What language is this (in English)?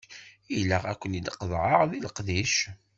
Kabyle